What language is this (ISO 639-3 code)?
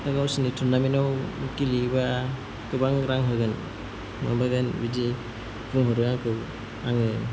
brx